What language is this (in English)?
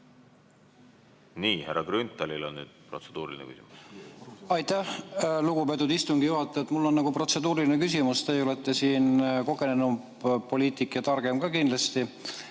Estonian